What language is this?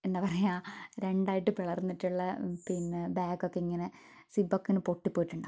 Malayalam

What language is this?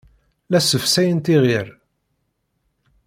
Kabyle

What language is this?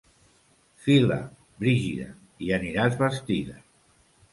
Catalan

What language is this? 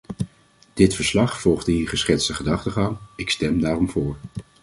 Dutch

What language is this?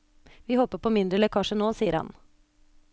Norwegian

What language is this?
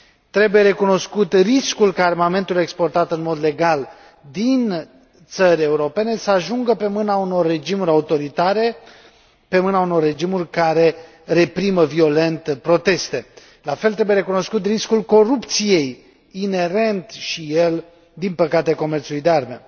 Romanian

